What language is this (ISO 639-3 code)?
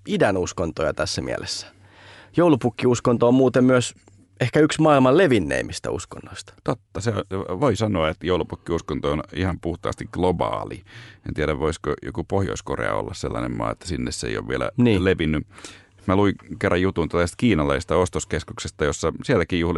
fin